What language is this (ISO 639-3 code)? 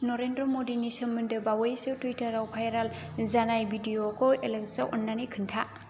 brx